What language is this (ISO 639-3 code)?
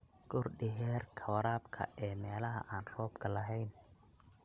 som